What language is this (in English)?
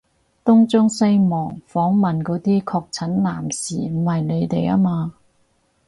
Cantonese